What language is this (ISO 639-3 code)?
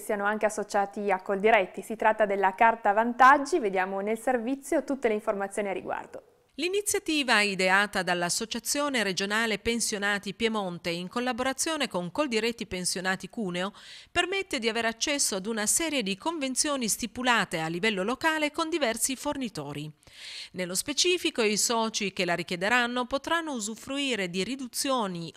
ita